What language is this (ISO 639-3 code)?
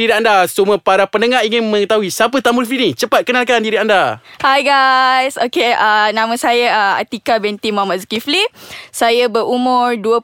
msa